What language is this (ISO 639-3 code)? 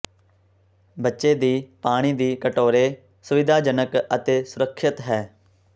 pan